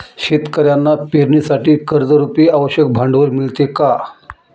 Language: Marathi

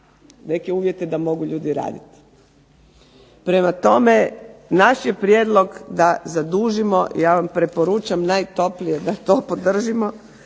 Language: Croatian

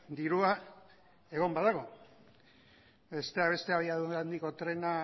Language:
Basque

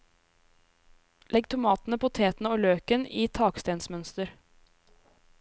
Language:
Norwegian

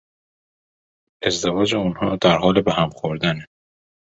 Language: Persian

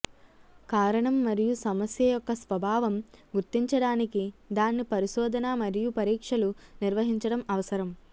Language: Telugu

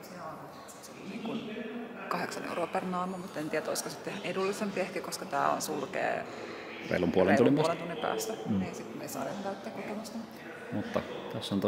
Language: Finnish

